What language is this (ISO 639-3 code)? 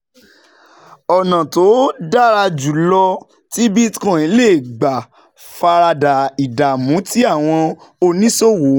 yor